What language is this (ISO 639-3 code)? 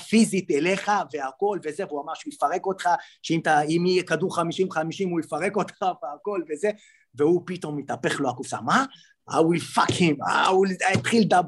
heb